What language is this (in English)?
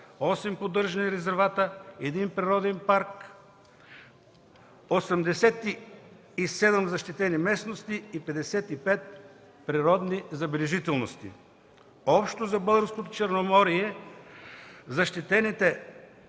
Bulgarian